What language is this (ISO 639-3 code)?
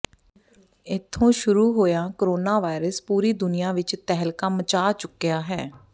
pan